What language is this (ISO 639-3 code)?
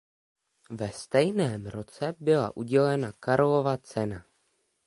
ces